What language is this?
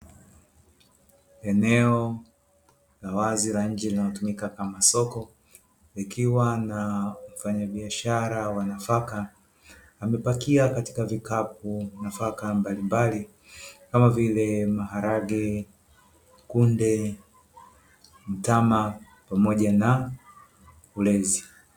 Swahili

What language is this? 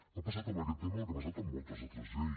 Catalan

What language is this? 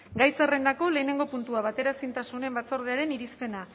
Basque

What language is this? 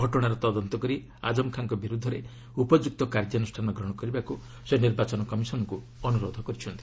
Odia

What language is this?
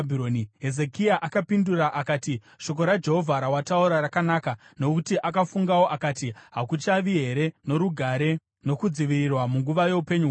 Shona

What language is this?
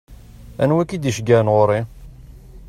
Kabyle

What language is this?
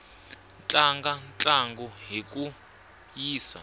Tsonga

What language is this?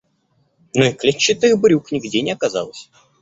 Russian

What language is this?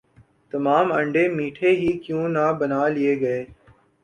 Urdu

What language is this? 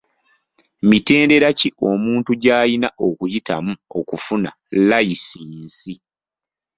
Ganda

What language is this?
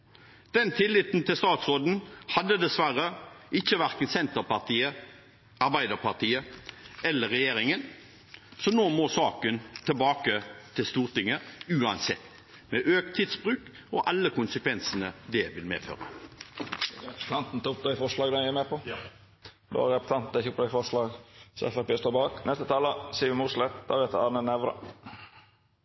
Norwegian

